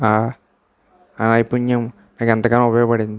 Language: Telugu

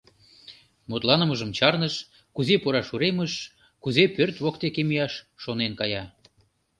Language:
Mari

